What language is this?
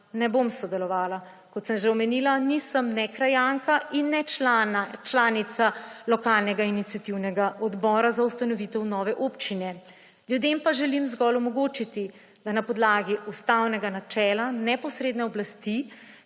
Slovenian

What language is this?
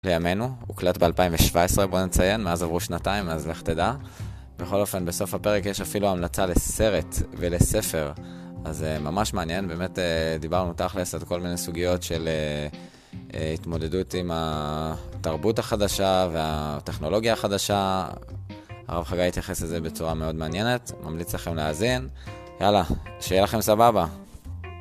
Hebrew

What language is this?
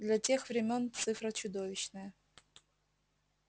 Russian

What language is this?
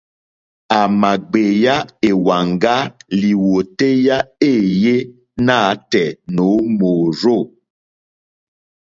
Mokpwe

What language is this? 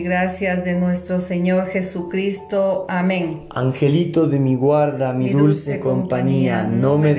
Spanish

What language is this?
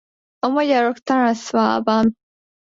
Hungarian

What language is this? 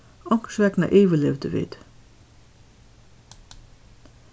Faroese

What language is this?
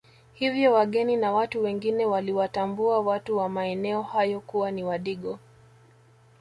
Swahili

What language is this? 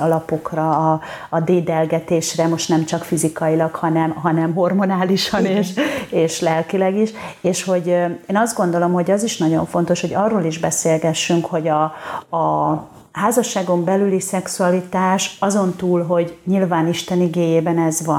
Hungarian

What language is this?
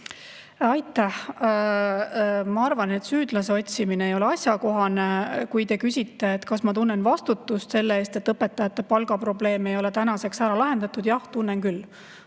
Estonian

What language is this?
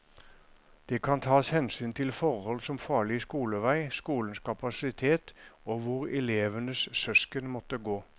Norwegian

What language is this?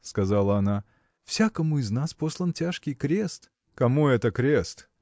Russian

